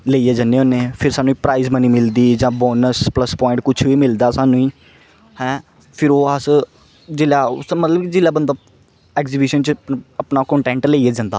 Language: Dogri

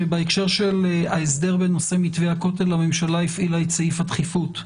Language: Hebrew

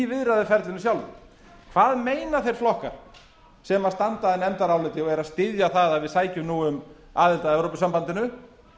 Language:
Icelandic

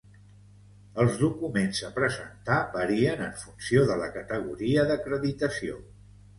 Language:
Catalan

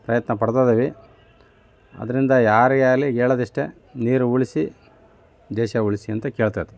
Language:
Kannada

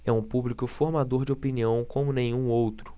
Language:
Portuguese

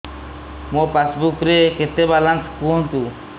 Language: Odia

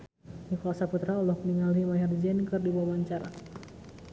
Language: Sundanese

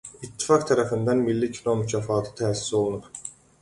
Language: Azerbaijani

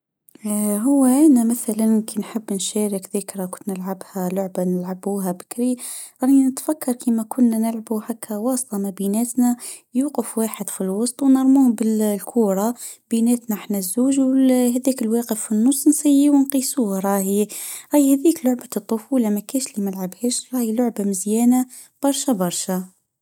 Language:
Tunisian Arabic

